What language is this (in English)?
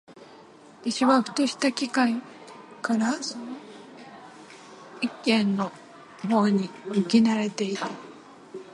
Japanese